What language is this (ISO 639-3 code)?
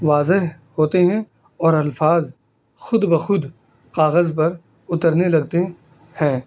urd